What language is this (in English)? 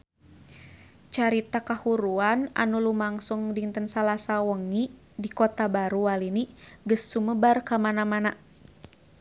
Sundanese